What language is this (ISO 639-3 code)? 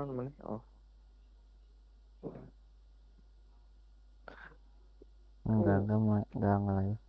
ind